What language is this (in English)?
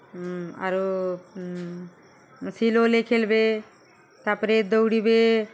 Odia